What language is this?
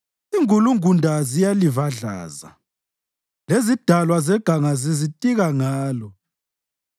North Ndebele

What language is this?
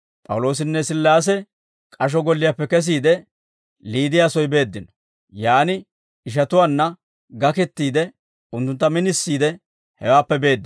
Dawro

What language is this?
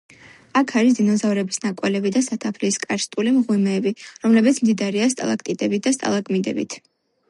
Georgian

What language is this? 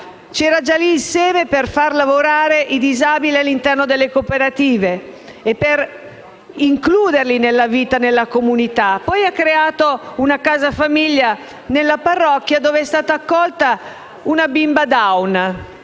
Italian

